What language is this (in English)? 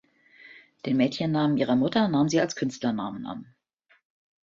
German